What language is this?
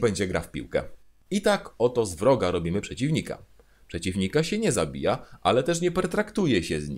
Polish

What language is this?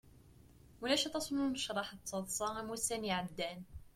Kabyle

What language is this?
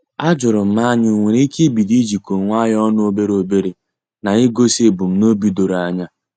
Igbo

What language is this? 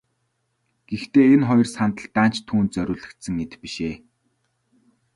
Mongolian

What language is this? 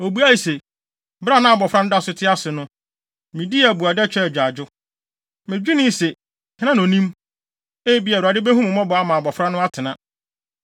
Akan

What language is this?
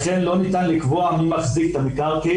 Hebrew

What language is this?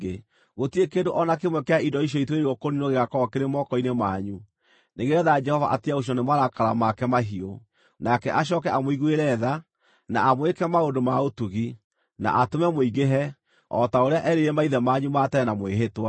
Kikuyu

